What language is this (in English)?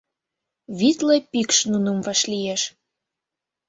Mari